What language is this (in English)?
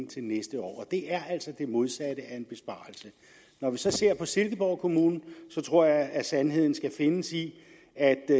Danish